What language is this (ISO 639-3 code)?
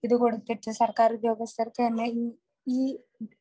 mal